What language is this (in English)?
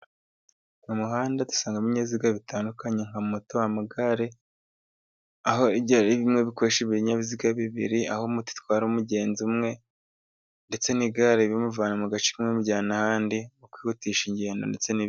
Kinyarwanda